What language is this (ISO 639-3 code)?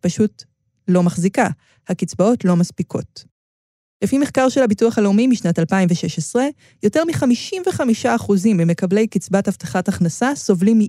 heb